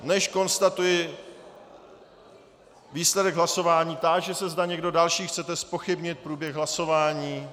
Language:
Czech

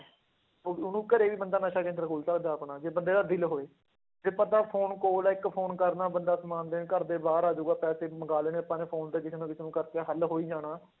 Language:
Punjabi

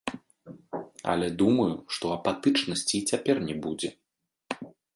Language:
Belarusian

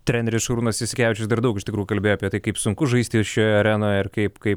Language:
Lithuanian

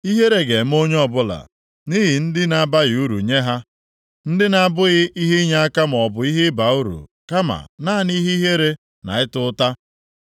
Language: Igbo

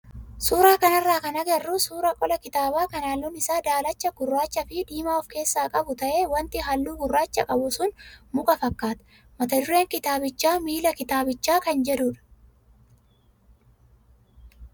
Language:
Oromo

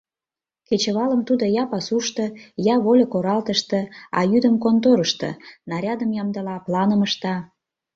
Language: Mari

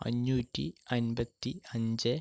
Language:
Malayalam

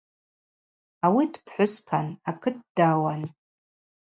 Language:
Abaza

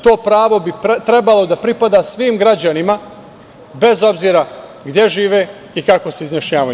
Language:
Serbian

